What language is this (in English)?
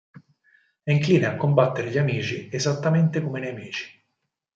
Italian